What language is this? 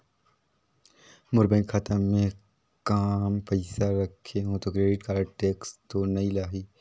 Chhattisgarhi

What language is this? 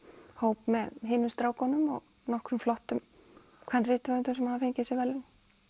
Icelandic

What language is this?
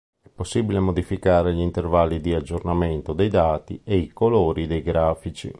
Italian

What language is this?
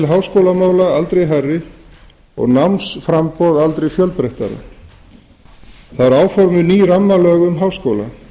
Icelandic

